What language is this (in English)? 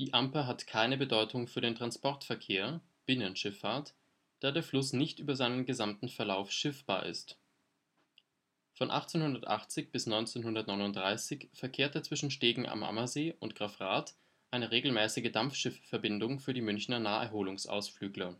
German